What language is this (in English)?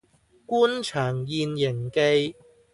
Cantonese